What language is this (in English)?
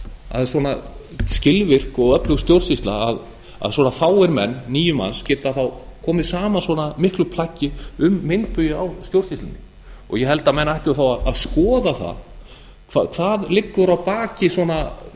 Icelandic